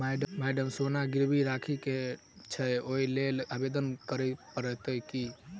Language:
Maithili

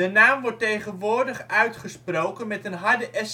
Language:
Dutch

